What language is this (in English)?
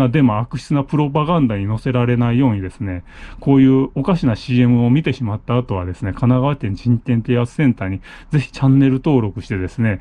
Japanese